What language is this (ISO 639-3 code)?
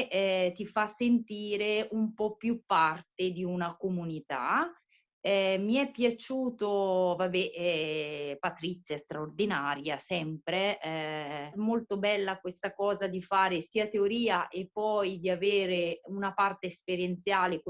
ita